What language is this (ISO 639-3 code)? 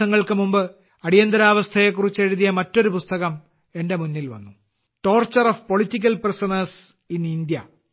mal